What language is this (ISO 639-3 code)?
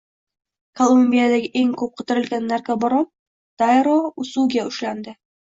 uzb